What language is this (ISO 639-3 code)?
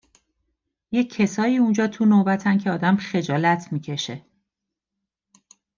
fas